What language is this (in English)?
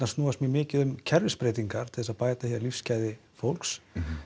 Icelandic